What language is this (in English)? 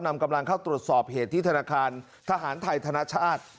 Thai